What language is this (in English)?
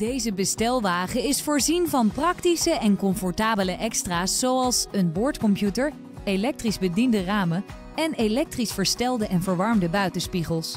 Dutch